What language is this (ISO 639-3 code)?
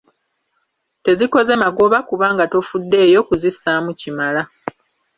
lug